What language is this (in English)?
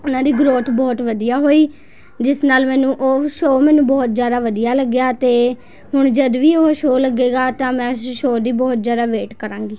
Punjabi